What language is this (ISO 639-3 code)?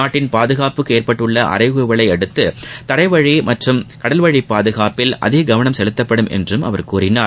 tam